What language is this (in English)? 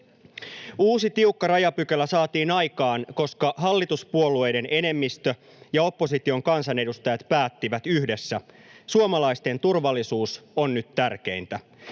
Finnish